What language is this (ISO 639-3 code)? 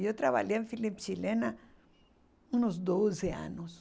por